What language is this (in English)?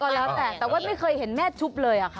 Thai